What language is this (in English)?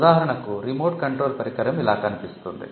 Telugu